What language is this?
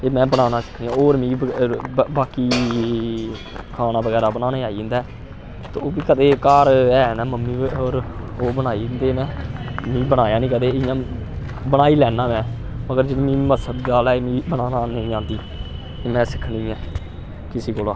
Dogri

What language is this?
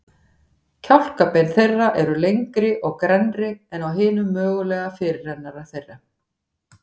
Icelandic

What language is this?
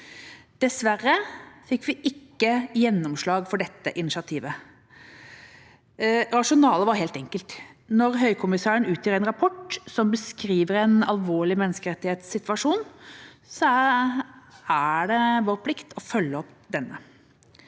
Norwegian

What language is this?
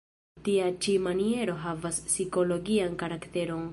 Esperanto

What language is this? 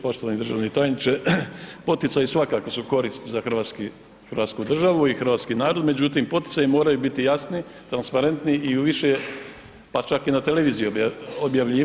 Croatian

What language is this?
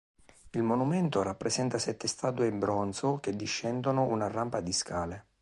Italian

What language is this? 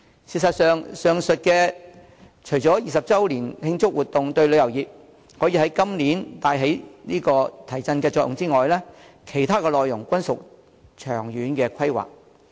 Cantonese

